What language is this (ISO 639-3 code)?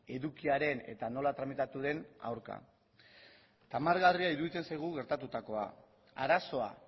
eus